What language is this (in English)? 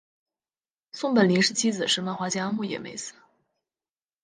Chinese